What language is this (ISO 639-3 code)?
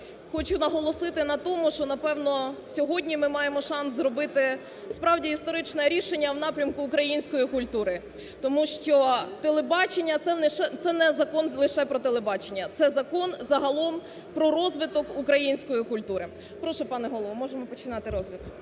ukr